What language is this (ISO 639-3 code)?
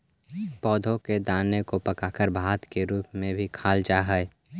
mag